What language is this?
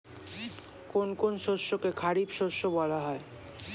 Bangla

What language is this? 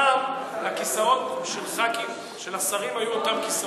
Hebrew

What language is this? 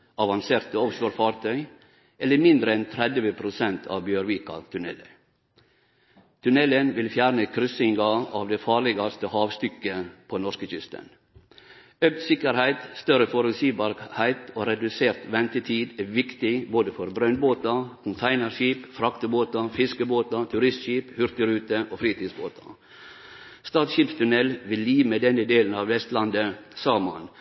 Norwegian Nynorsk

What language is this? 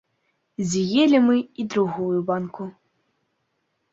Belarusian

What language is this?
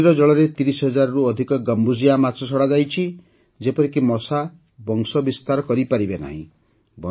Odia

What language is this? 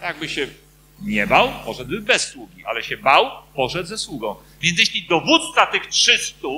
Polish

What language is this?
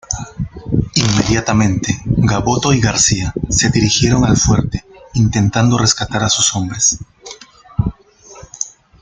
Spanish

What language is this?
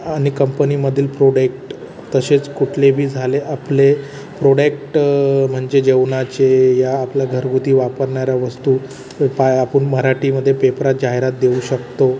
Marathi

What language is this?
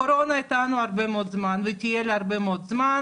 Hebrew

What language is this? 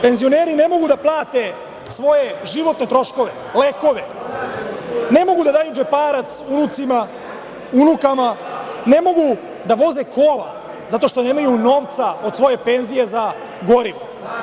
Serbian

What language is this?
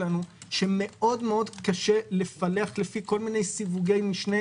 Hebrew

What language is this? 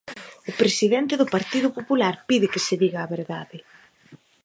Galician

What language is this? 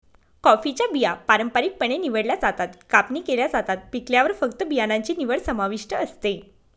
Marathi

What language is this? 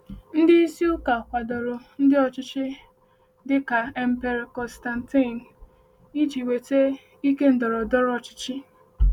Igbo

